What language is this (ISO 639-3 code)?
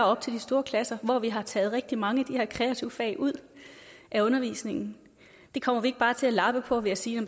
dan